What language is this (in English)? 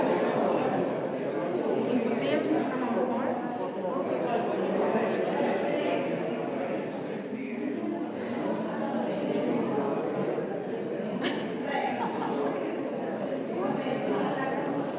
Slovenian